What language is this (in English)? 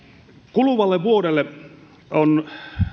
Finnish